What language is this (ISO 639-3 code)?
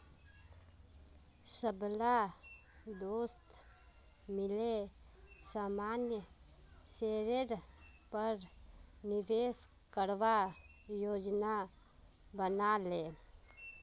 mag